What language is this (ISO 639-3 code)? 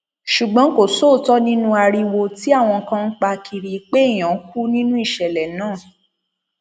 yor